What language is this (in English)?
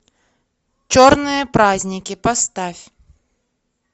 Russian